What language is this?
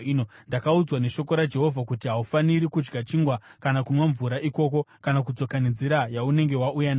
Shona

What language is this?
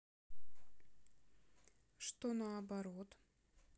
Russian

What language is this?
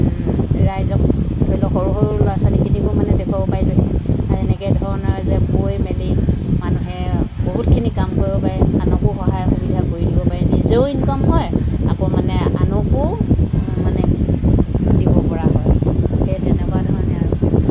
Assamese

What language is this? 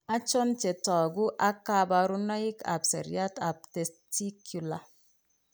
Kalenjin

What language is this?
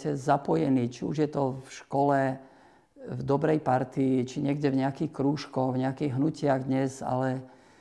Slovak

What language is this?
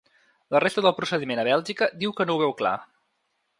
Catalan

